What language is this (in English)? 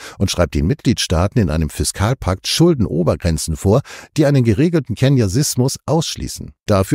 German